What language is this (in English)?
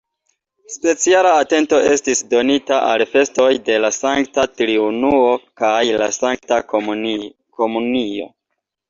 Esperanto